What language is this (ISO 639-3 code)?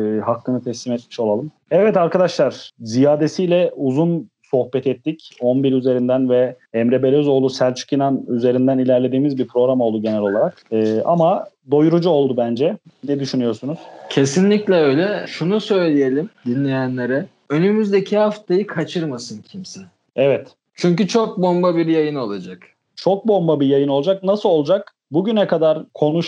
tur